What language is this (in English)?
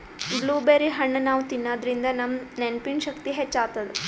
Kannada